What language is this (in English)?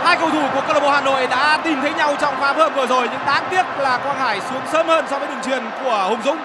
Vietnamese